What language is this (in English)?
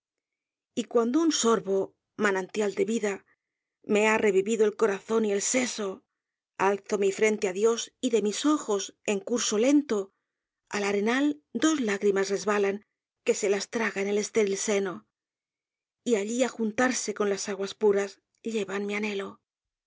Spanish